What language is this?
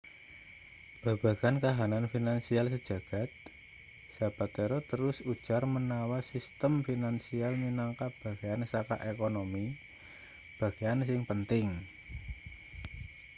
Javanese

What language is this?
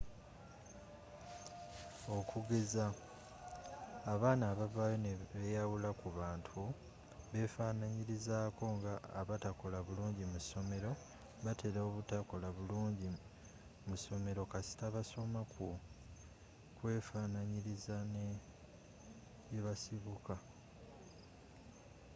Ganda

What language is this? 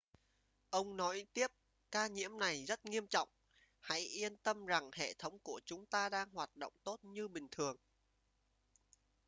Vietnamese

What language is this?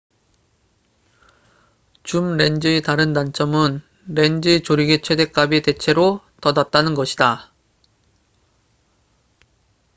Korean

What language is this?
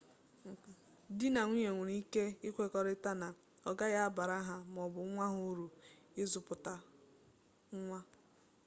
Igbo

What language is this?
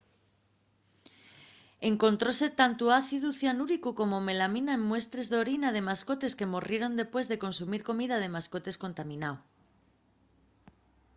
Asturian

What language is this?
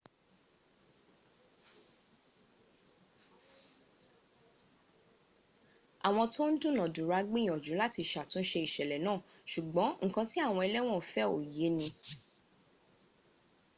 Yoruba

